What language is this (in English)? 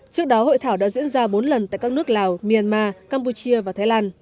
Vietnamese